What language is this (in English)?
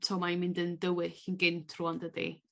Welsh